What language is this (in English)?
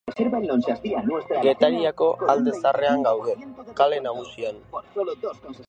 Basque